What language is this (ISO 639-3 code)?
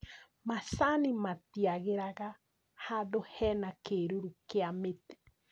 kik